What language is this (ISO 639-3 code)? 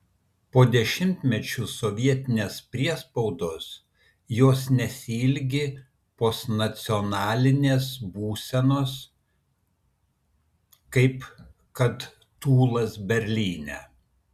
lit